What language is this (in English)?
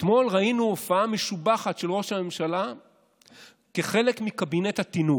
Hebrew